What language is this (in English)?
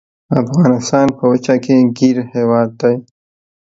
Pashto